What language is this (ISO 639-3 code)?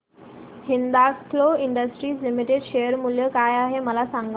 mar